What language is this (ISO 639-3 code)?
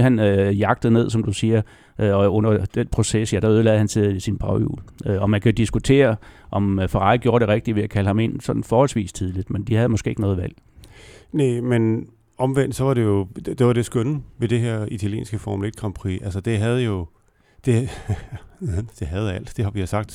dan